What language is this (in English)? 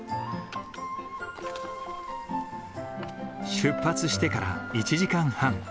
Japanese